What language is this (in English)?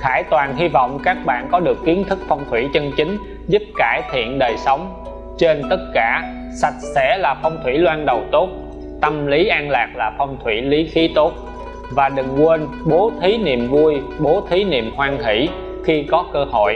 Vietnamese